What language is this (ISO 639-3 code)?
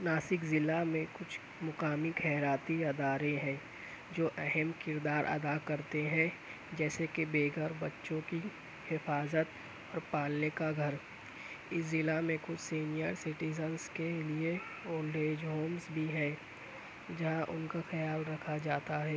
urd